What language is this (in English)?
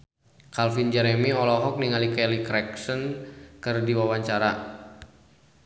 Sundanese